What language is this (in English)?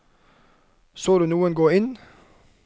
Norwegian